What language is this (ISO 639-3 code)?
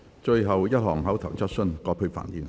yue